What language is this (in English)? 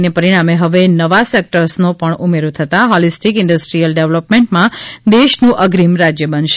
Gujarati